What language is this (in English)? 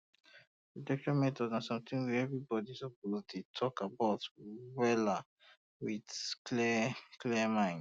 Nigerian Pidgin